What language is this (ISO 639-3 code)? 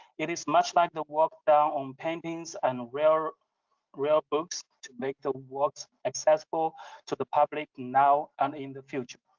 eng